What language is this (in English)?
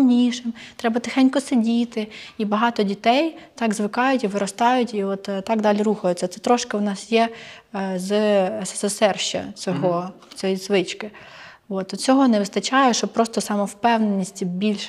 Ukrainian